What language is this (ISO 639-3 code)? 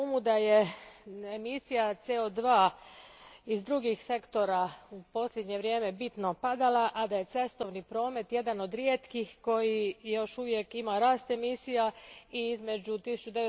hrv